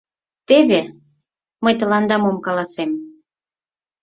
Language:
Mari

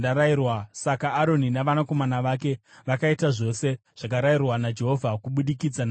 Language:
Shona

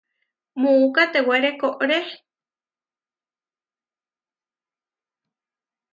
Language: Huarijio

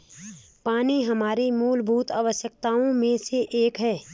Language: Hindi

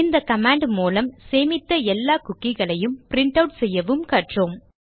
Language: Tamil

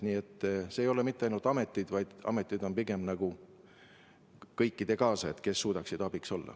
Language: Estonian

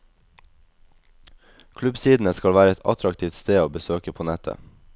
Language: Norwegian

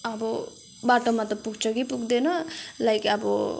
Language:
Nepali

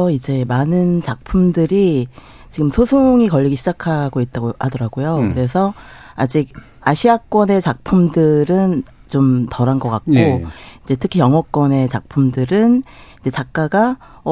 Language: Korean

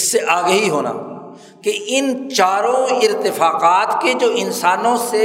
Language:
Urdu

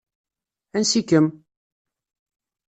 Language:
Kabyle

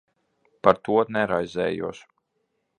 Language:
Latvian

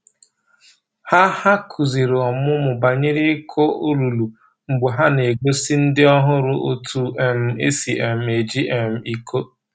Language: Igbo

